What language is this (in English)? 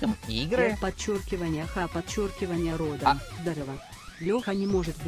Russian